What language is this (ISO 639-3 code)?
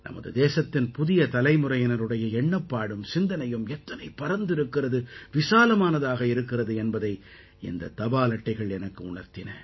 tam